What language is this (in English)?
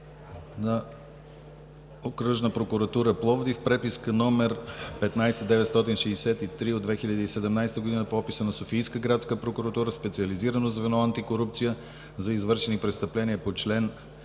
Bulgarian